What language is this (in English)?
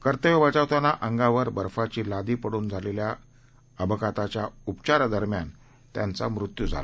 Marathi